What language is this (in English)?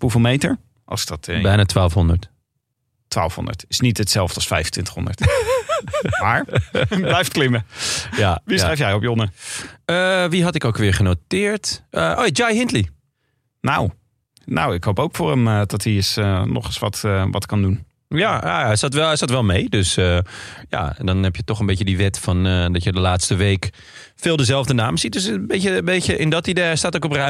Dutch